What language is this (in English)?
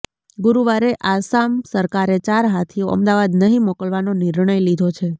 Gujarati